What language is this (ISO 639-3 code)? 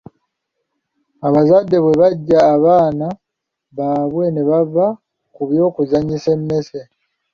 lug